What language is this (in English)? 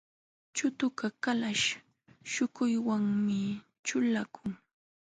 Jauja Wanca Quechua